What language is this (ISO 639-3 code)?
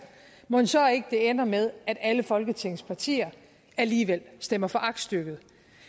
dan